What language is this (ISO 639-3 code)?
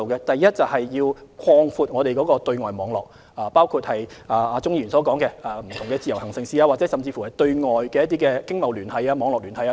yue